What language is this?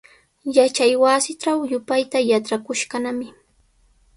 Sihuas Ancash Quechua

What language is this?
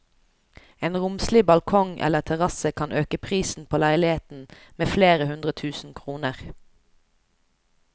Norwegian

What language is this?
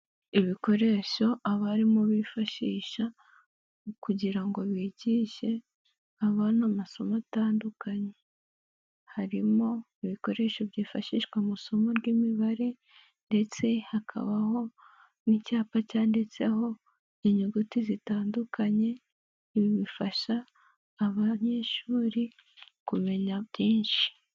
Kinyarwanda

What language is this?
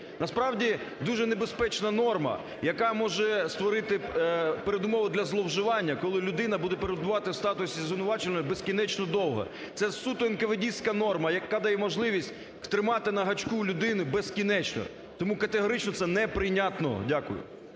Ukrainian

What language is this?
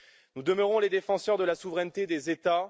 French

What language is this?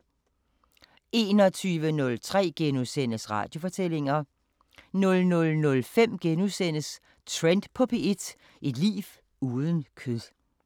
Danish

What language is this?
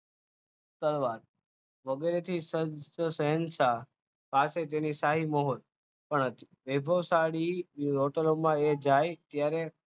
Gujarati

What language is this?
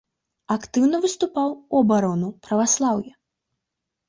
Belarusian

